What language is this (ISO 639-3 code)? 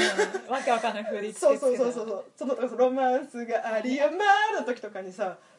jpn